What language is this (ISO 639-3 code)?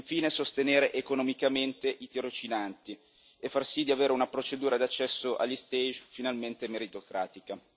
ita